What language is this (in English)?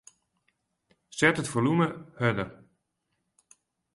Western Frisian